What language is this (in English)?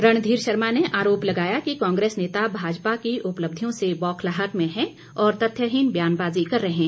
Hindi